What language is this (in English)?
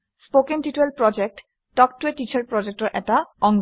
Assamese